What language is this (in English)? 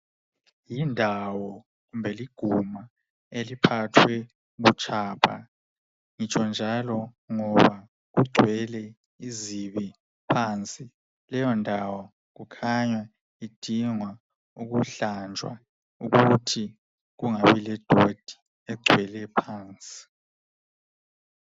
North Ndebele